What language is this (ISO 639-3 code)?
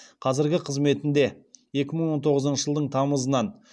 kaz